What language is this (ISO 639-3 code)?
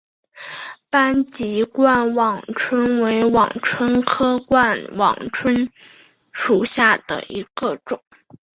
zho